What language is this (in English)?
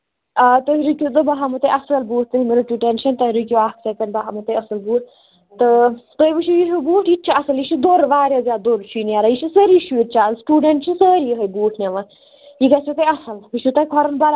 Kashmiri